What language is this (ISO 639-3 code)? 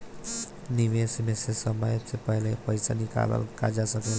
bho